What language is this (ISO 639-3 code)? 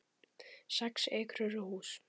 isl